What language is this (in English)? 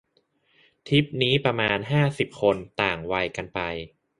Thai